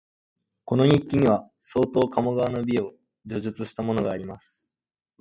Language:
Japanese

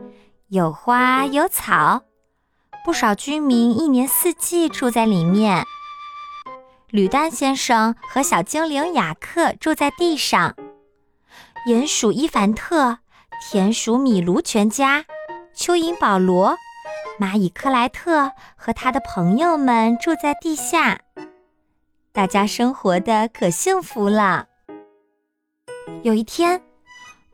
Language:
Chinese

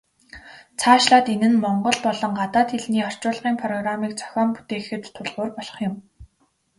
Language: Mongolian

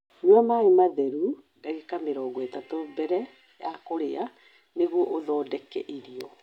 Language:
Kikuyu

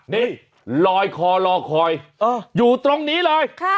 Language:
Thai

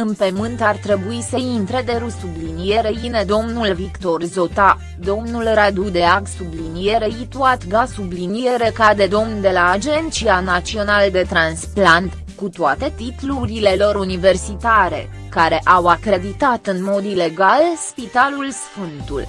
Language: Romanian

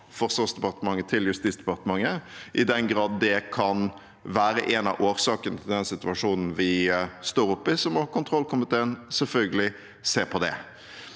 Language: Norwegian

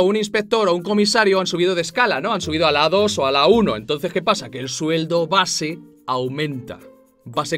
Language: Spanish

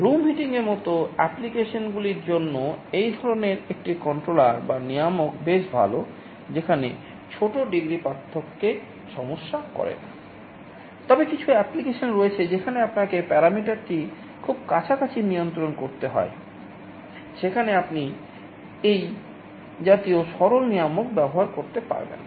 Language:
Bangla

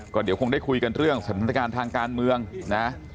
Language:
Thai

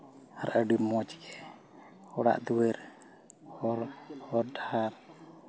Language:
Santali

